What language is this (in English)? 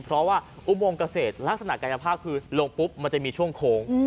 Thai